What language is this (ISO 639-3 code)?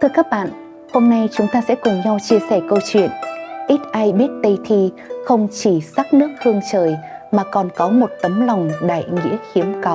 vie